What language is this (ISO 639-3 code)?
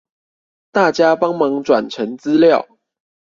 zho